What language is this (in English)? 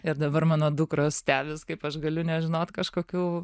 Lithuanian